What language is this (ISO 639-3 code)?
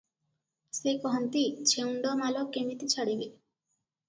ori